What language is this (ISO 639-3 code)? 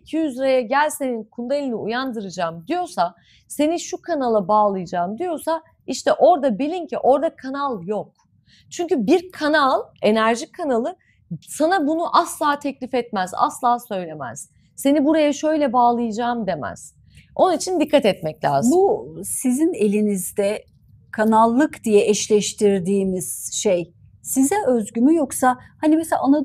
tur